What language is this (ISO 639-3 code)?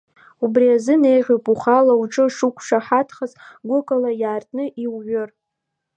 abk